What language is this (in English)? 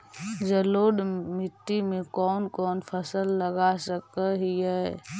Magahi